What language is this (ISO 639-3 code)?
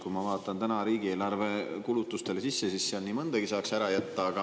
est